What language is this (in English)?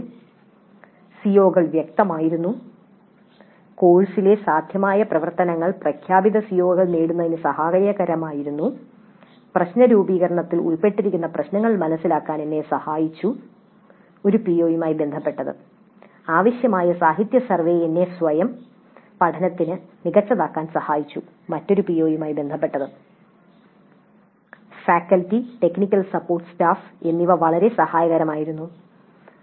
Malayalam